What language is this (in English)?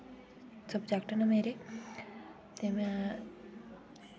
Dogri